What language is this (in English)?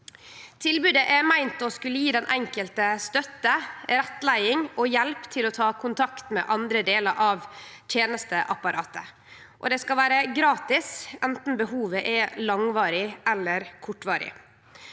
Norwegian